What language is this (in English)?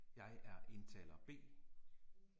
Danish